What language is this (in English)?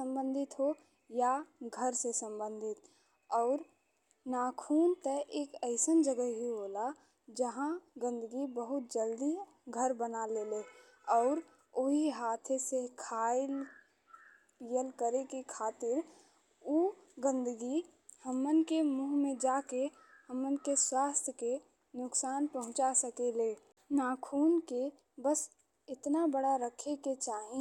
Bhojpuri